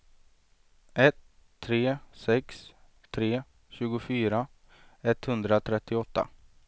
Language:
Swedish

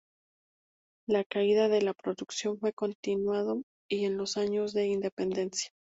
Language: Spanish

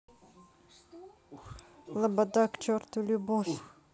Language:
Russian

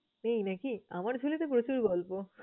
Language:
Bangla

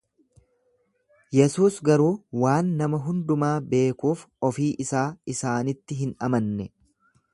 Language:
Oromo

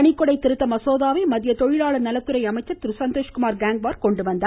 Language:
Tamil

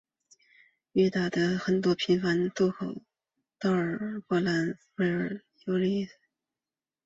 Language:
Chinese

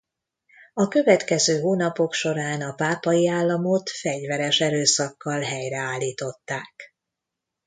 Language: Hungarian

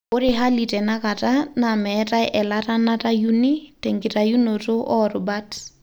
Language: Masai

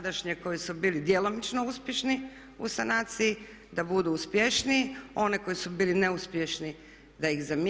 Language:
Croatian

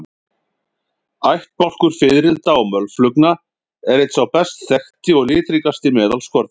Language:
Icelandic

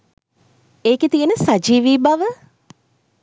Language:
Sinhala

